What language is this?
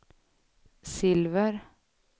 Swedish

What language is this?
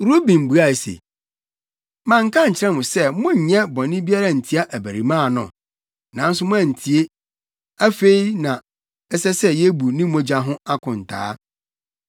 Akan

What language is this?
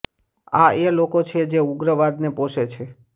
Gujarati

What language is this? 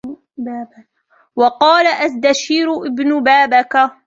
Arabic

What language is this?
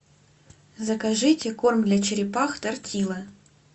Russian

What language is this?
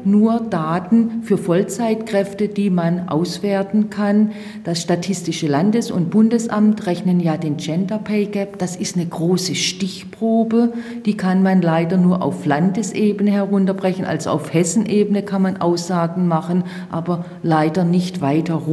German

